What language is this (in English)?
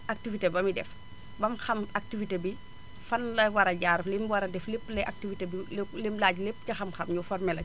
Wolof